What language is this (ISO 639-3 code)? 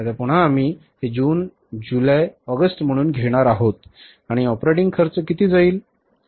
mar